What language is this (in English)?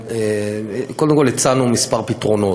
Hebrew